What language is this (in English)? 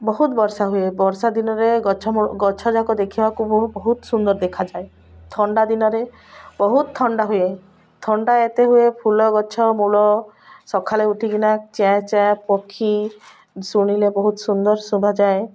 Odia